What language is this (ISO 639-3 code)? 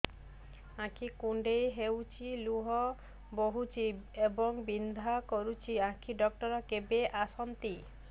ori